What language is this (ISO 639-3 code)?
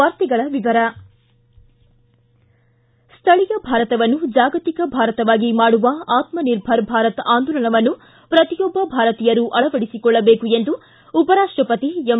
kan